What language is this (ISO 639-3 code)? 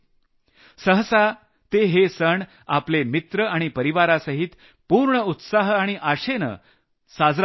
mar